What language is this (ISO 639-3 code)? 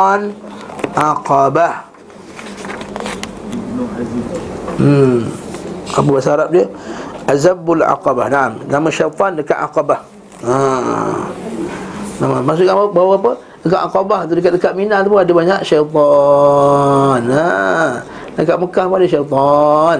msa